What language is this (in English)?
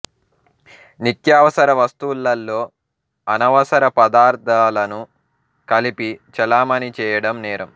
Telugu